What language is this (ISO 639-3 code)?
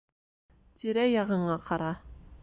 bak